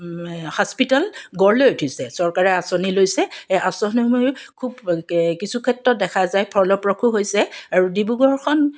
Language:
Assamese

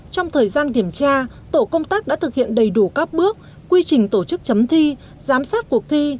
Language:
Vietnamese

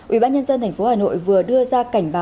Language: Vietnamese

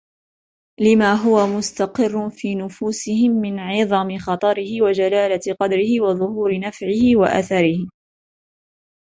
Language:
Arabic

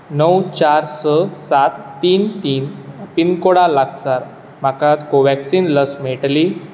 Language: Konkani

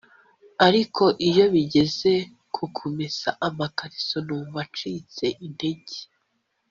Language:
Kinyarwanda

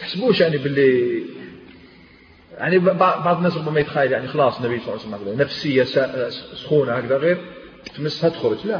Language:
Arabic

